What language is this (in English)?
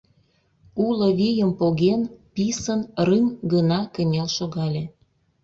Mari